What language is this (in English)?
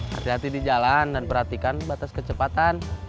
Indonesian